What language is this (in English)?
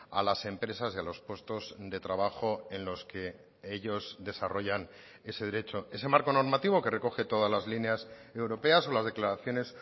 Spanish